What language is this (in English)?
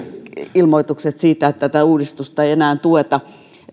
Finnish